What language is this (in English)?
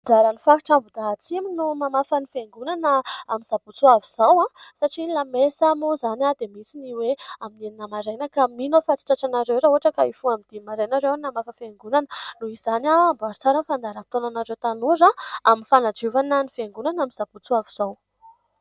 Malagasy